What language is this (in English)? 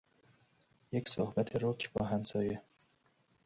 Persian